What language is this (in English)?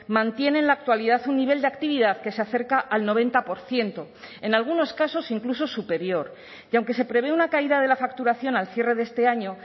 Spanish